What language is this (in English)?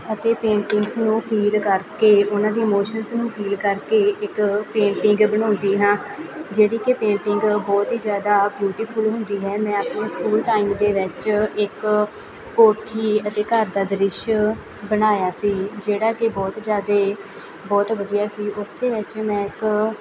Punjabi